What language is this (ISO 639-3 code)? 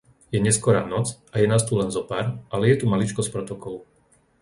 slk